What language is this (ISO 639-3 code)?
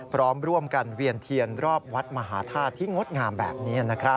tha